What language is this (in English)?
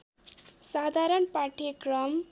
Nepali